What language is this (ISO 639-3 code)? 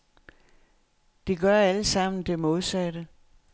dan